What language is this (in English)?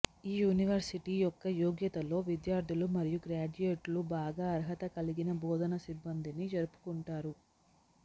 Telugu